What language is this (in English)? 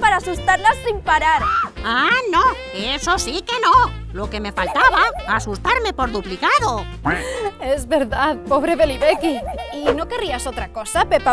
Spanish